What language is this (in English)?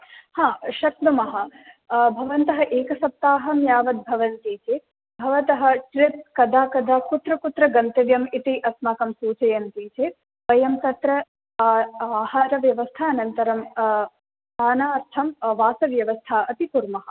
Sanskrit